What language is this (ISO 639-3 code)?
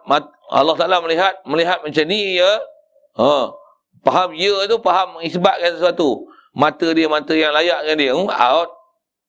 msa